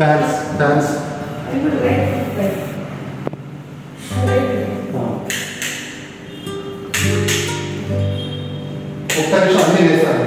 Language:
Arabic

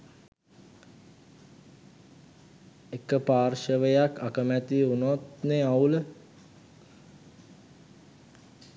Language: Sinhala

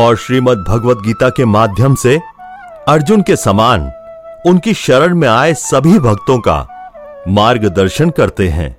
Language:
Hindi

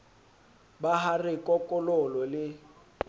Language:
Southern Sotho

